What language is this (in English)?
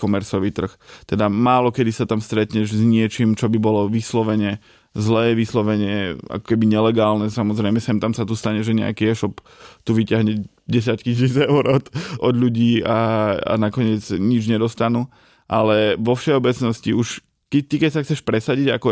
Slovak